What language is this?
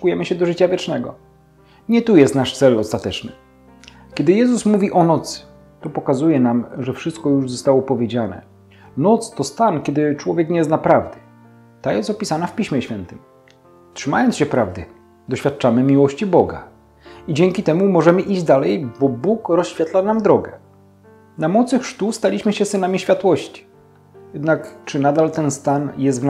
Polish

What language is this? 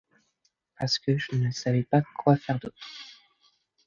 French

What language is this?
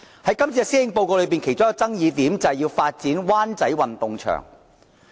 Cantonese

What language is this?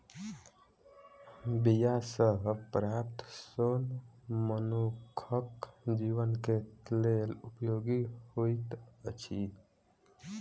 Maithili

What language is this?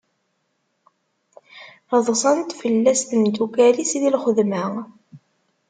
Kabyle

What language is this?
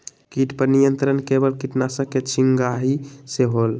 Magahi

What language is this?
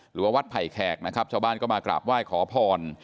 Thai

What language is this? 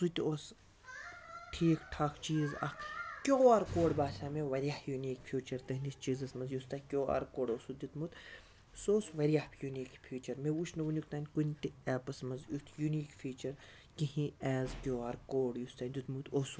Kashmiri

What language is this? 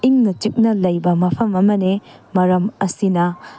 Manipuri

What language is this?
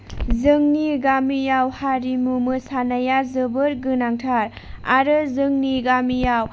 Bodo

